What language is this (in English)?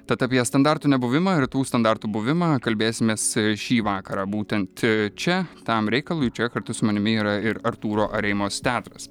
Lithuanian